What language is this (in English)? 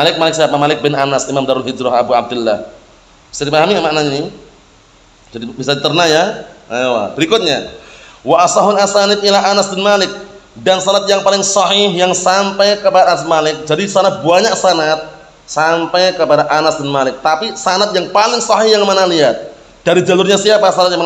Indonesian